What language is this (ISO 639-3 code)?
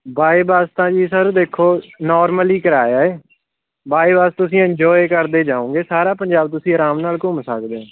pan